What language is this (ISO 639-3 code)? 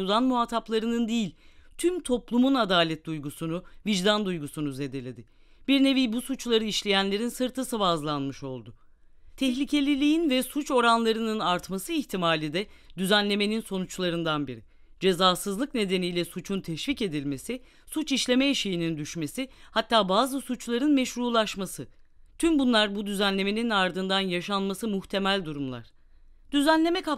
tur